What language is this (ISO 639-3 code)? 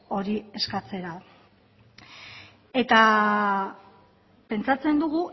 eus